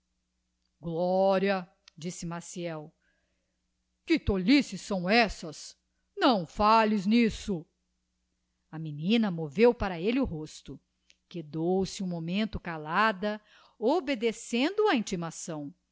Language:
Portuguese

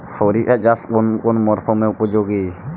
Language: Bangla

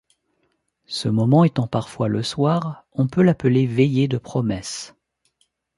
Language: French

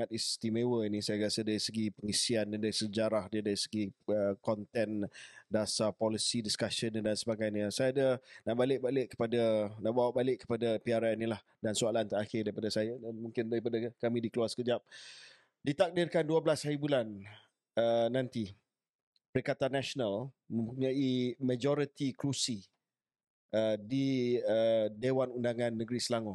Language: Malay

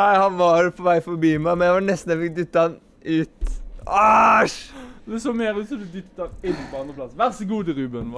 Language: Norwegian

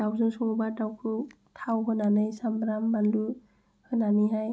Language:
Bodo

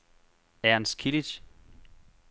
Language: Danish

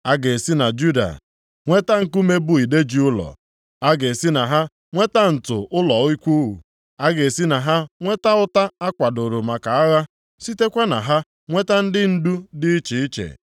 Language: Igbo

